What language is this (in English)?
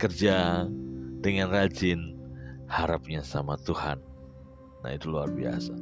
Indonesian